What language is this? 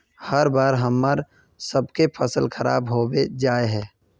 Magahi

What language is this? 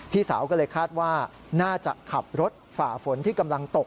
Thai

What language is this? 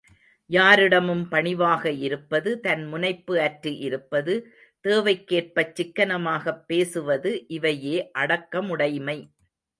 Tamil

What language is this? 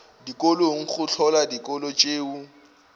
Northern Sotho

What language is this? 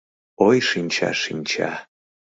Mari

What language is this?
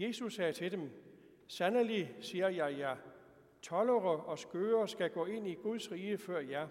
Danish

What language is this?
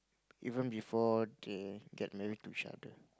English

